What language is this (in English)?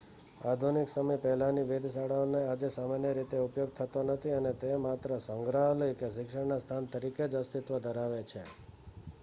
Gujarati